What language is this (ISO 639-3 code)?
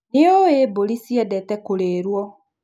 kik